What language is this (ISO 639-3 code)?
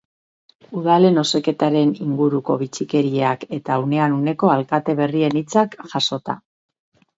eus